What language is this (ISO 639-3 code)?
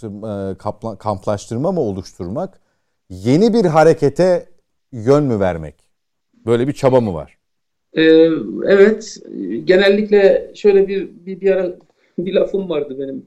tur